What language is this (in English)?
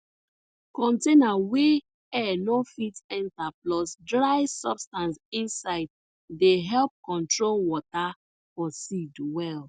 Nigerian Pidgin